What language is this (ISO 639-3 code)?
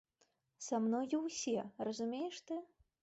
bel